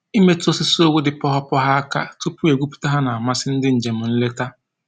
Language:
Igbo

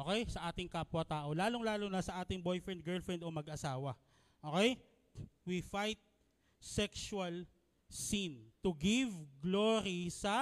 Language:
Filipino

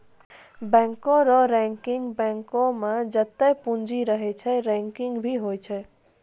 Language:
Maithili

